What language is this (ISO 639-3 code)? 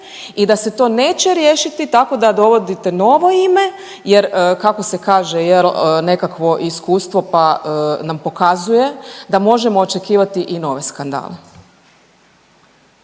hrv